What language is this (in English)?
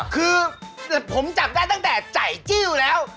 Thai